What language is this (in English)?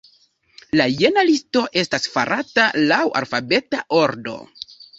Esperanto